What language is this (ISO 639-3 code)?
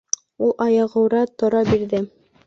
bak